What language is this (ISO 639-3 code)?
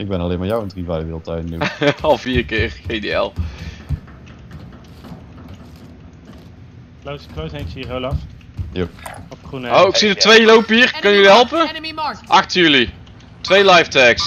nld